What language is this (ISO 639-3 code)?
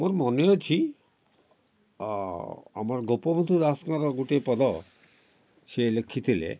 ori